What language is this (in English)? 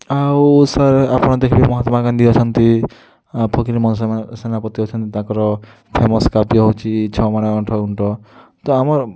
Odia